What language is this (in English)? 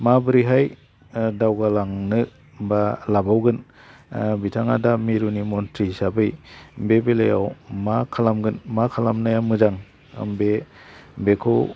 Bodo